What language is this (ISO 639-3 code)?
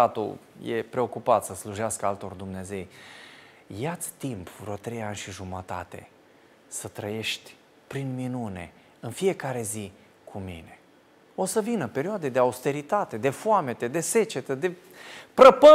ron